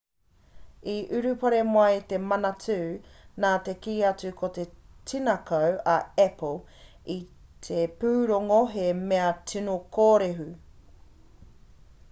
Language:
Māori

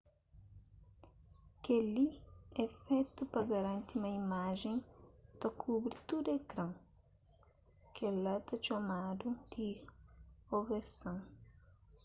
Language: Kabuverdianu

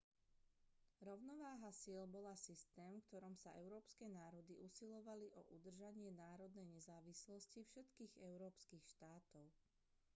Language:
Slovak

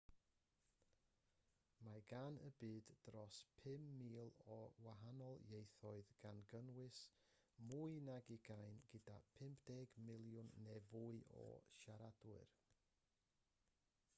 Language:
Welsh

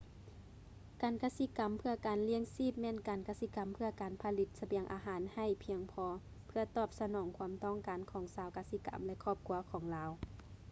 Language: Lao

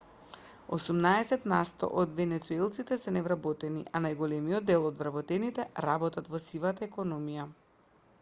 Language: Macedonian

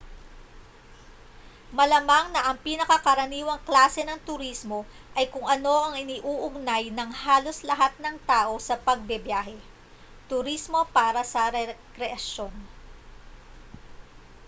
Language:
Filipino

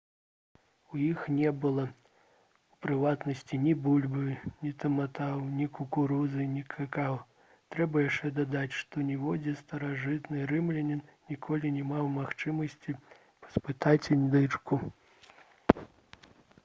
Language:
Belarusian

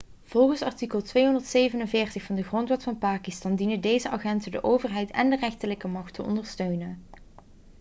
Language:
Dutch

